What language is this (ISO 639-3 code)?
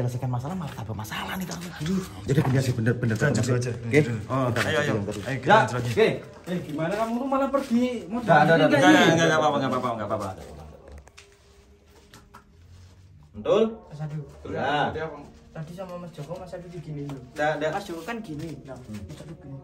ind